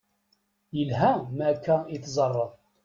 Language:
Kabyle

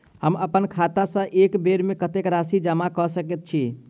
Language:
Maithili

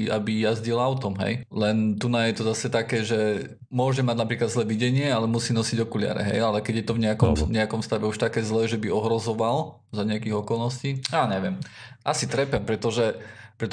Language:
Slovak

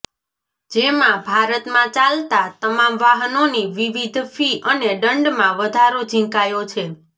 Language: Gujarati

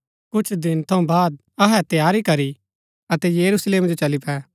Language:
Gaddi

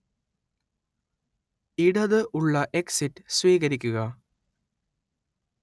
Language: Malayalam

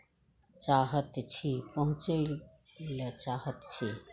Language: Maithili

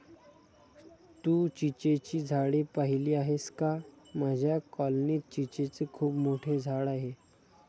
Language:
Marathi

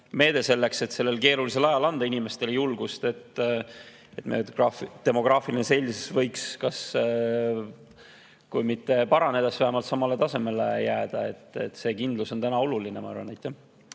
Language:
Estonian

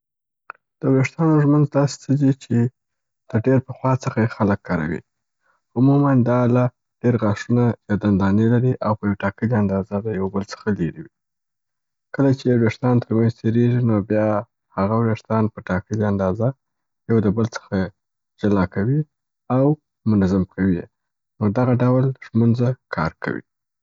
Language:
Southern Pashto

